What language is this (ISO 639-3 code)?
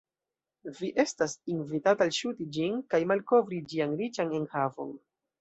epo